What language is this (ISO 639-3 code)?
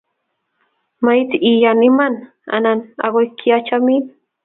kln